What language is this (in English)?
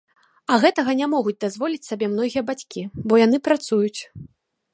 Belarusian